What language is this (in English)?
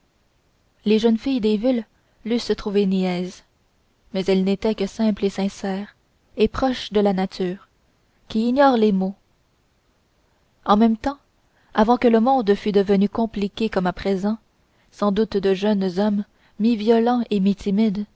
French